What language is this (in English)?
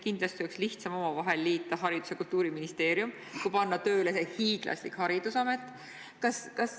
Estonian